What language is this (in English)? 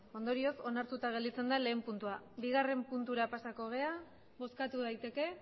Basque